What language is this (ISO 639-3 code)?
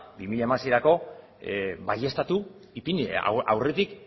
eus